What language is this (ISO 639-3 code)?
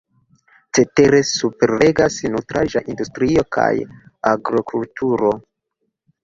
epo